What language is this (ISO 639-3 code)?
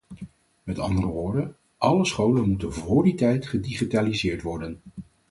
nld